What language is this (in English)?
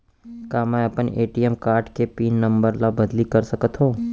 Chhattisgarhi